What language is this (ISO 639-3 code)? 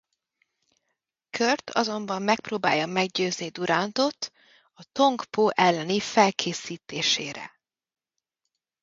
hun